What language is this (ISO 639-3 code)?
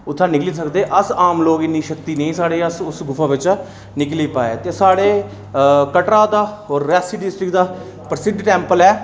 doi